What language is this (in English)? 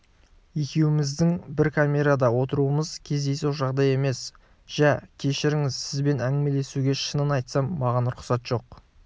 Kazakh